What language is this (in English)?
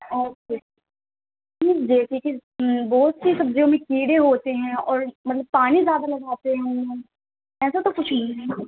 Urdu